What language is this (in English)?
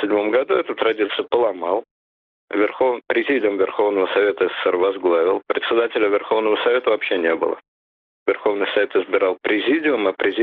Russian